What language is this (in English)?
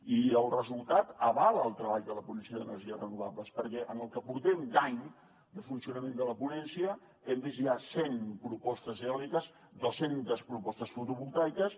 Catalan